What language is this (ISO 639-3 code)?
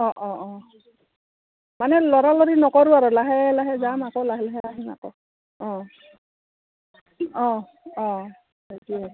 asm